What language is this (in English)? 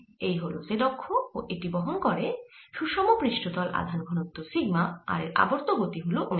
Bangla